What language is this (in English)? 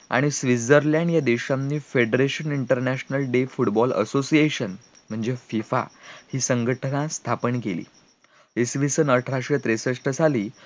Marathi